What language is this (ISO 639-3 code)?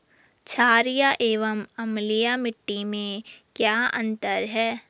hin